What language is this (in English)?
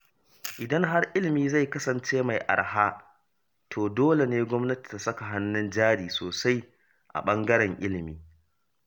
Hausa